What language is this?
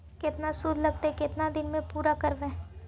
Magahi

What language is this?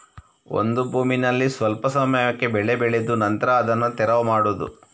Kannada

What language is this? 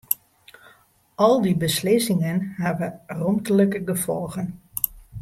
Western Frisian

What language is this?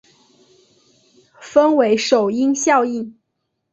Chinese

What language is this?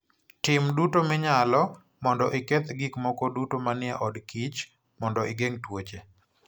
Luo (Kenya and Tanzania)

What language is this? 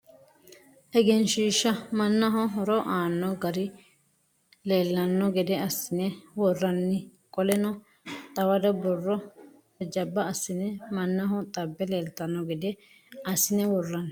Sidamo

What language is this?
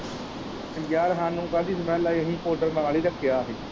Punjabi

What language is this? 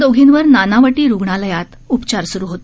Marathi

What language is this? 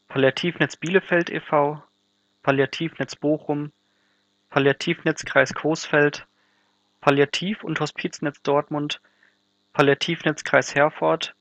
German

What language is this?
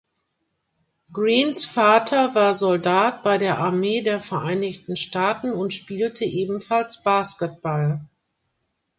German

